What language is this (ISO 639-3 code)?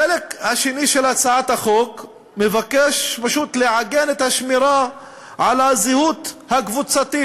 heb